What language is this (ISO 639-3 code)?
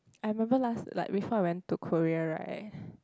eng